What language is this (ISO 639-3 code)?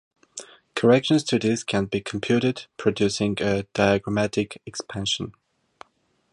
eng